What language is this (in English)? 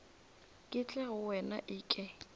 Northern Sotho